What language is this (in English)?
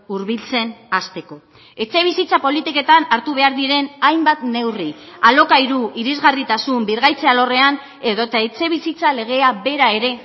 Basque